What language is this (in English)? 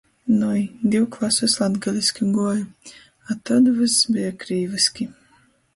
Latgalian